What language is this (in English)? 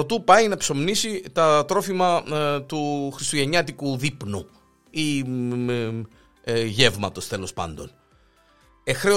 Greek